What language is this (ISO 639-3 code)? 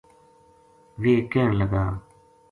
gju